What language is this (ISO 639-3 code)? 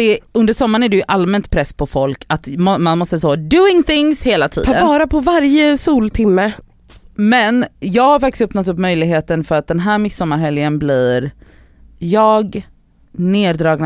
swe